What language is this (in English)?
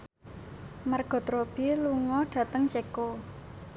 Javanese